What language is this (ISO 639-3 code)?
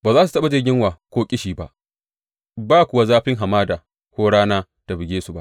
hau